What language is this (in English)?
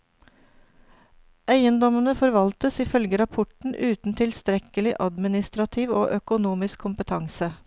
Norwegian